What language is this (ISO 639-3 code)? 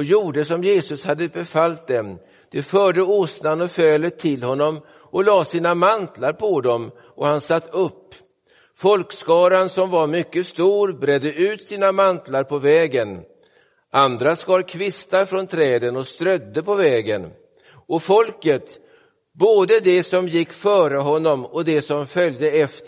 swe